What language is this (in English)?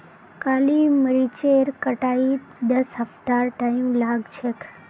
Magahi